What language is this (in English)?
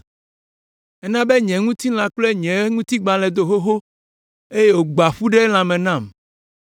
Ewe